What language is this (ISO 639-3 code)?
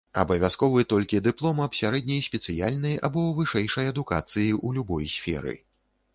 bel